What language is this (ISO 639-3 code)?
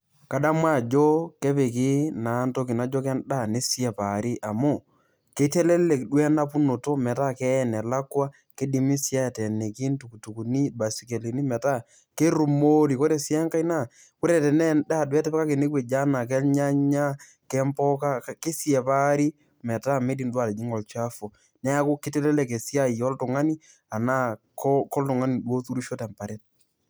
mas